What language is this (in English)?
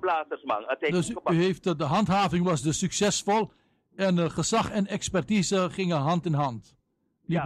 Dutch